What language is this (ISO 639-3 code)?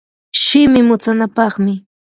qur